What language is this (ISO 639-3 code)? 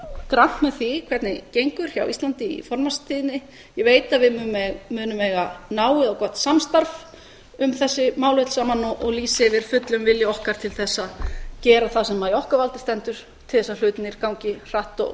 isl